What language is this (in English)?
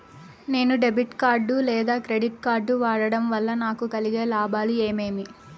Telugu